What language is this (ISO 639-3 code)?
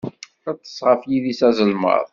kab